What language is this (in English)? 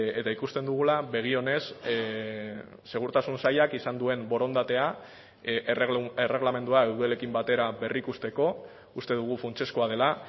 Basque